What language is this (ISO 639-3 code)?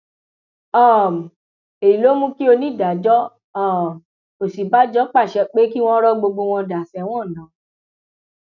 yor